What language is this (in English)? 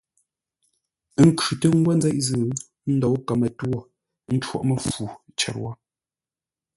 Ngombale